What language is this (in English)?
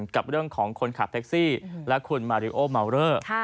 Thai